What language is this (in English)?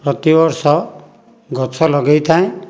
Odia